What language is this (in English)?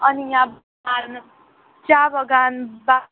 Nepali